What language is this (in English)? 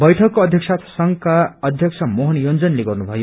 Nepali